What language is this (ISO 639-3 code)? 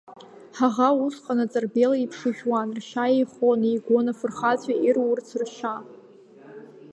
abk